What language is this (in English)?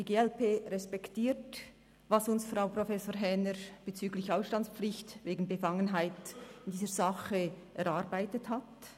Swiss German